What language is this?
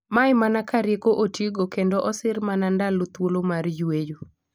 Luo (Kenya and Tanzania)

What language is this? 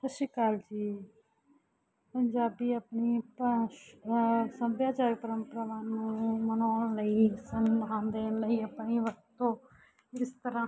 Punjabi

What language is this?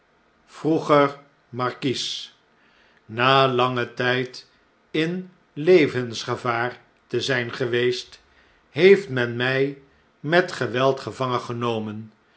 Dutch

